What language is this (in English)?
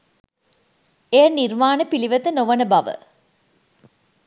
Sinhala